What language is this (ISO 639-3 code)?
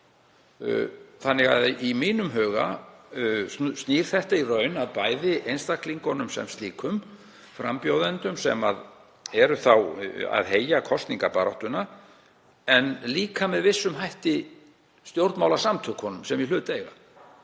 isl